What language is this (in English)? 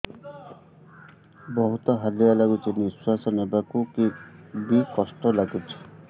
Odia